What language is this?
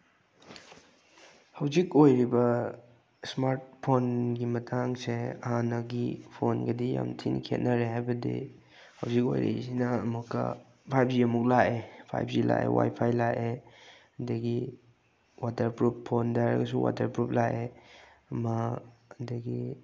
Manipuri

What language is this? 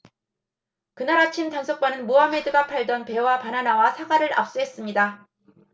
Korean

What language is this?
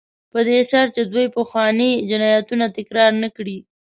Pashto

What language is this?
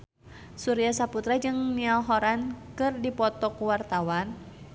Sundanese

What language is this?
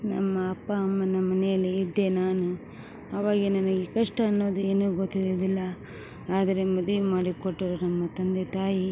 Kannada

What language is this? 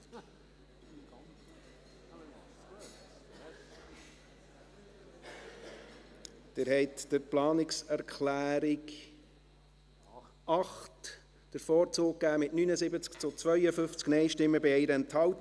Swiss German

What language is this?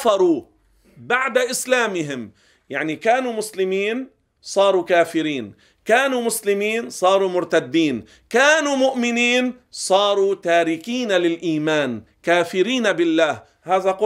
Arabic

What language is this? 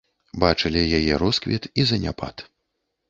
Belarusian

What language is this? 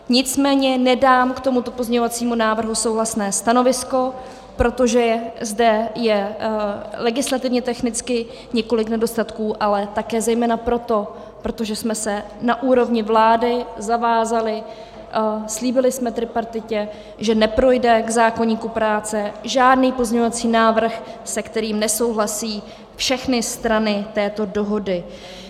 Czech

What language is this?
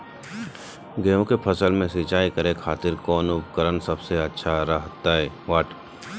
Magahi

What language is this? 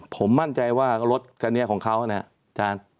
Thai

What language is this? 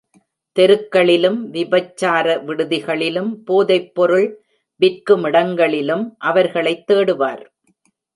Tamil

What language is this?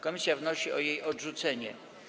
Polish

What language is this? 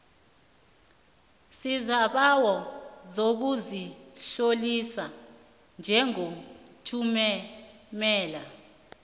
South Ndebele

